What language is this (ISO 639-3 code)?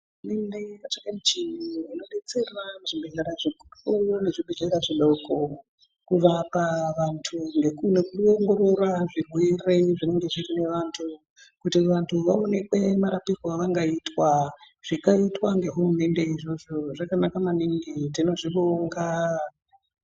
ndc